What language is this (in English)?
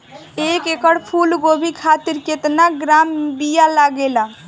Bhojpuri